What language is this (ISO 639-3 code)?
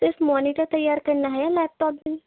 urd